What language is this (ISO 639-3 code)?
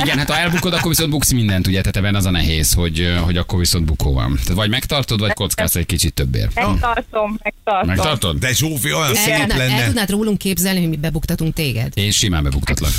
hun